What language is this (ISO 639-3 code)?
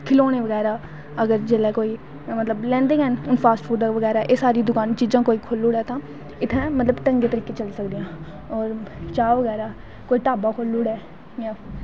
doi